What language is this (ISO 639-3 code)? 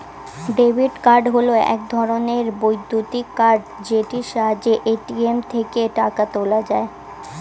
ben